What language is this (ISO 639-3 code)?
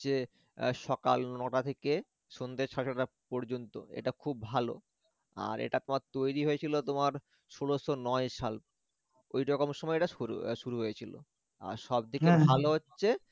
ben